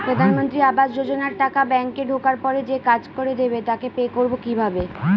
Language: Bangla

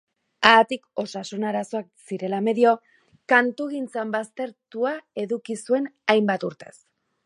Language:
Basque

